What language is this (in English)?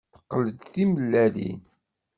Kabyle